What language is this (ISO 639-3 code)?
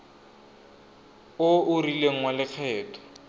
tsn